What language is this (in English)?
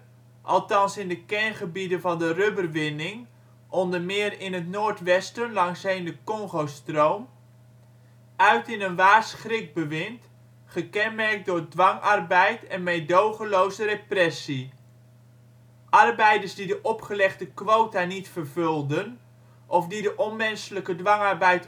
Dutch